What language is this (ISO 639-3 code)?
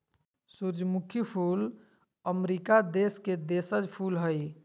mag